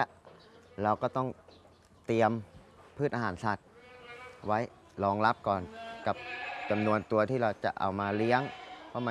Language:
Thai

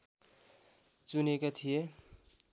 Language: Nepali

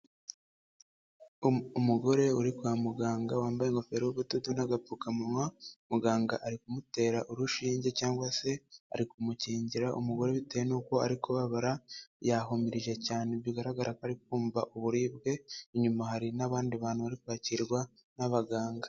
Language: Kinyarwanda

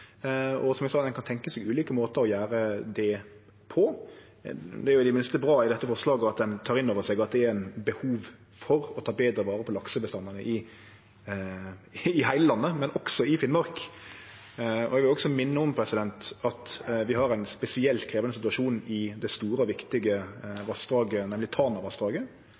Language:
Norwegian Nynorsk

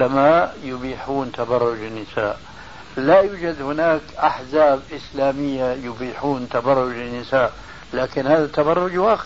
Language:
Arabic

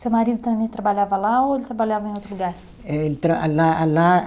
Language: Portuguese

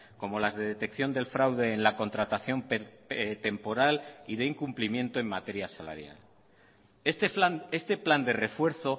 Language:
Spanish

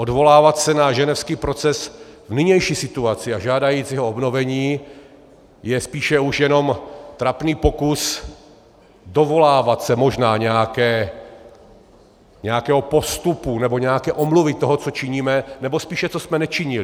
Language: Czech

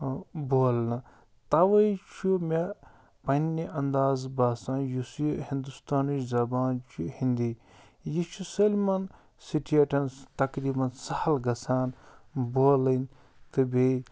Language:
Kashmiri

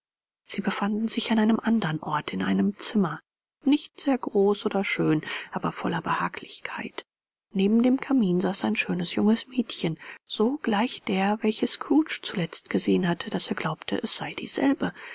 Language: German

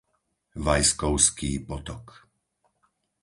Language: Slovak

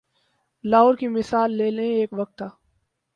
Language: Urdu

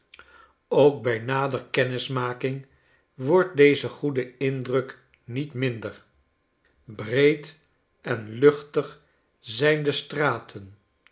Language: Dutch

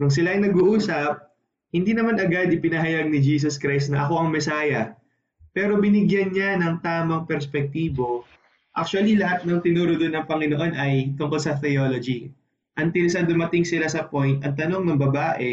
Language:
Filipino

